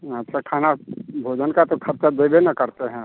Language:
Hindi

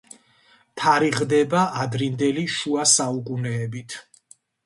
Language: Georgian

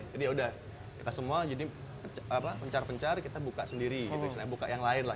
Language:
Indonesian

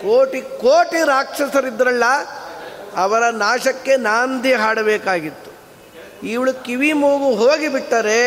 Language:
Kannada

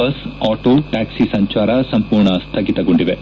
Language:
Kannada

